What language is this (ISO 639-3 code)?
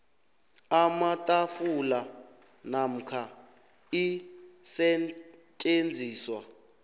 nbl